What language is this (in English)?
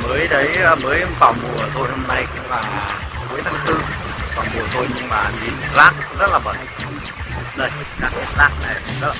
Vietnamese